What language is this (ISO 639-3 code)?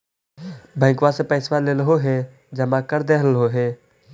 mag